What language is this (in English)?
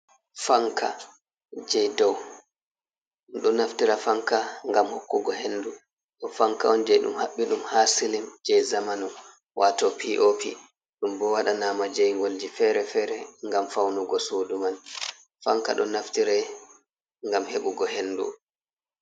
Fula